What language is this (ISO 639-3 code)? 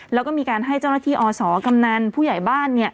tha